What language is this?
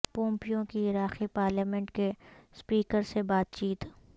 Urdu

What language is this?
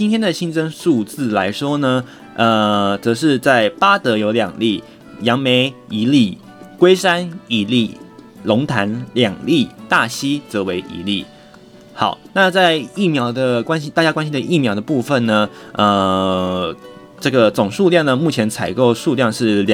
Chinese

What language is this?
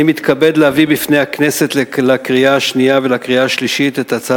Hebrew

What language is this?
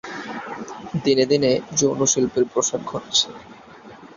Bangla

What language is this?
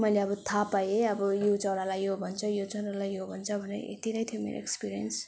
Nepali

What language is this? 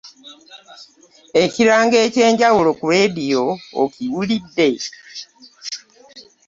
Ganda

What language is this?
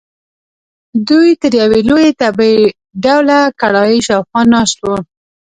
Pashto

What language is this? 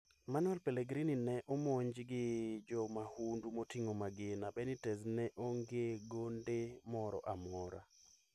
Luo (Kenya and Tanzania)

